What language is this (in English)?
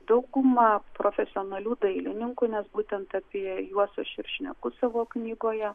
Lithuanian